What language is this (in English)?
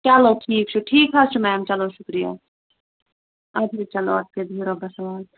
Kashmiri